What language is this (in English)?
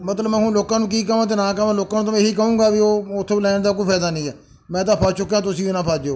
Punjabi